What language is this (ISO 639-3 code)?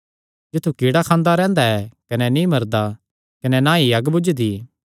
xnr